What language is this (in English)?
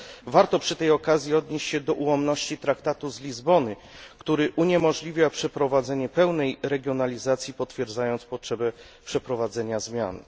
Polish